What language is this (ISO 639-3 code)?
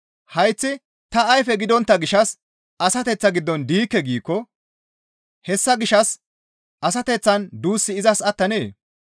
gmv